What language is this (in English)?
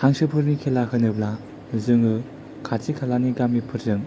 Bodo